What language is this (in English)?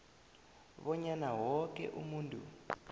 South Ndebele